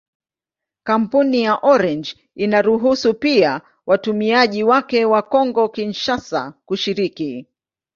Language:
Swahili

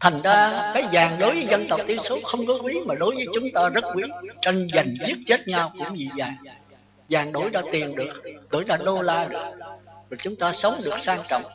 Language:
Vietnamese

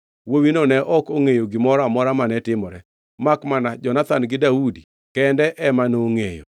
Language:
Luo (Kenya and Tanzania)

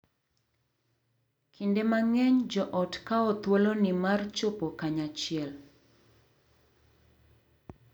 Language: Luo (Kenya and Tanzania)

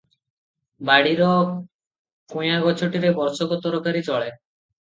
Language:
Odia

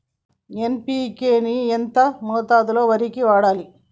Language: Telugu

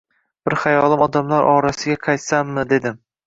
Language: Uzbek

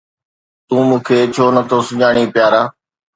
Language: Sindhi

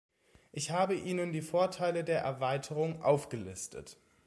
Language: German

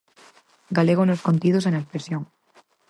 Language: Galician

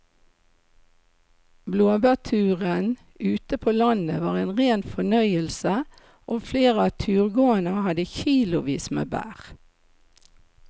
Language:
Norwegian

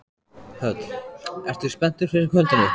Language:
Icelandic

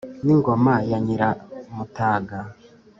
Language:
Kinyarwanda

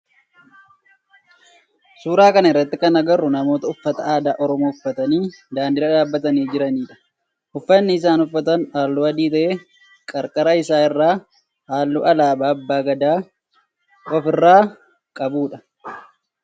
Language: Oromo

